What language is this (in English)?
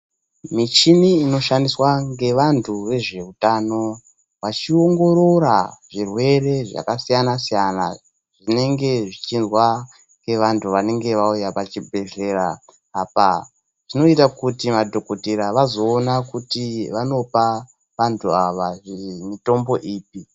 Ndau